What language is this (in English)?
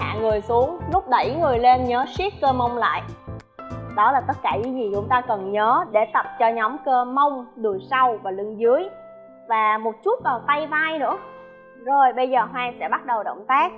Vietnamese